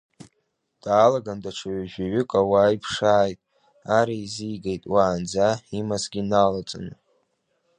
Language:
Abkhazian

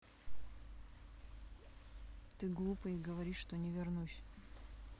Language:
Russian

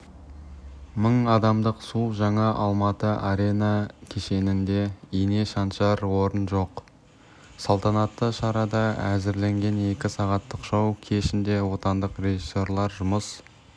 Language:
Kazakh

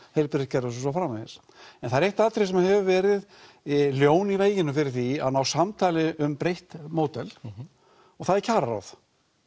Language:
Icelandic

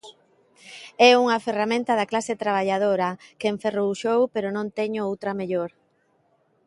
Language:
Galician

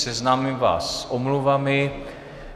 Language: Czech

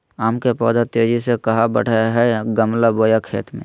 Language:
Magahi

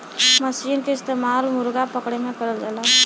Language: Bhojpuri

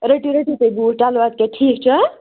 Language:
Kashmiri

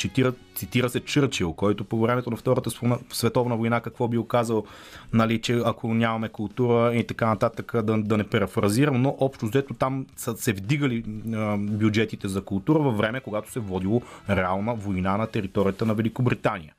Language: Bulgarian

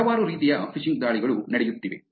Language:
Kannada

